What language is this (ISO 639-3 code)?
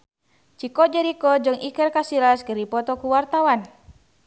sun